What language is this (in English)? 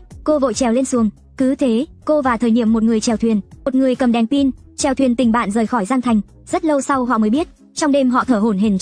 Vietnamese